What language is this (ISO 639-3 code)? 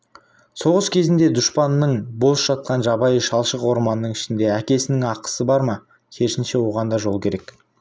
kaz